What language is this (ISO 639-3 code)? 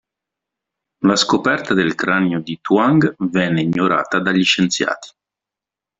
ita